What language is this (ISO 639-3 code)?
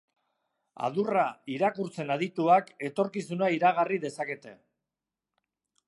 eus